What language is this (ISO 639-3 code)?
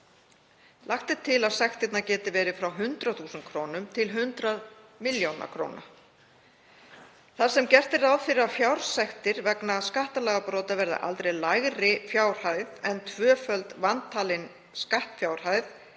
isl